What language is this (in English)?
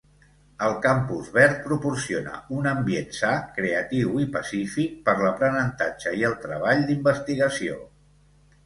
Catalan